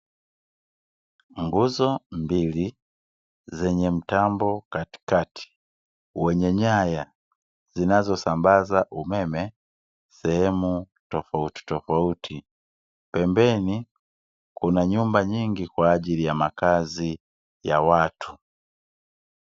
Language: Swahili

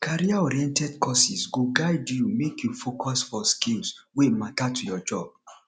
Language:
Nigerian Pidgin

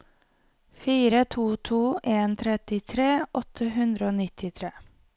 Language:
Norwegian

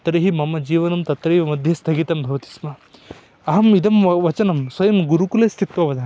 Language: Sanskrit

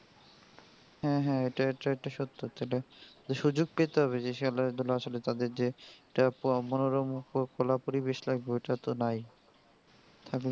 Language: Bangla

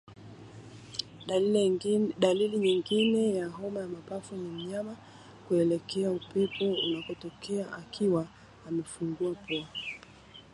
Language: Swahili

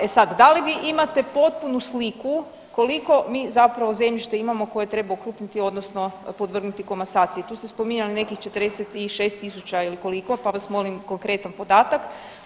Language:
Croatian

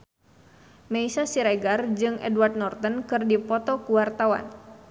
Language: Sundanese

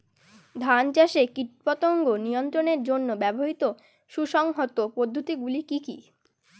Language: Bangla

